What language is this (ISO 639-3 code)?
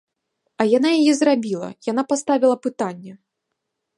bel